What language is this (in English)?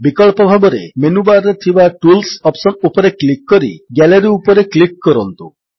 Odia